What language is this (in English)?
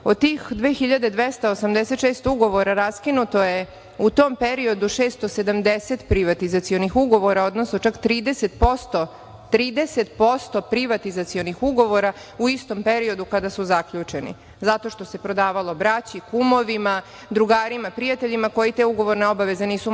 Serbian